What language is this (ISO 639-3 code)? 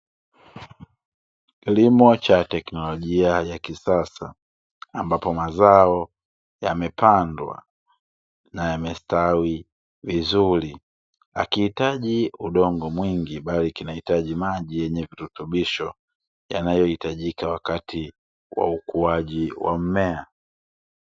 swa